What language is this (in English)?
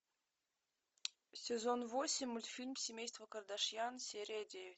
Russian